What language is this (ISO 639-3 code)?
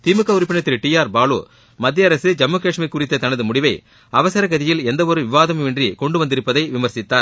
tam